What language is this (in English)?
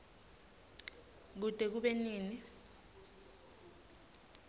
Swati